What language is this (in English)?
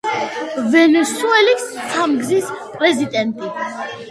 Georgian